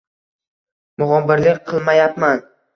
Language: Uzbek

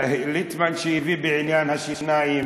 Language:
Hebrew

